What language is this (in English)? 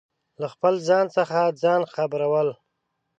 Pashto